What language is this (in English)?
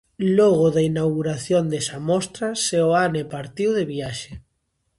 Galician